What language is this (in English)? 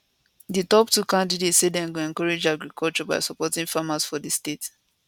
Nigerian Pidgin